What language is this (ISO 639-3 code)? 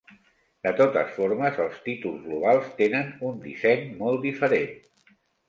cat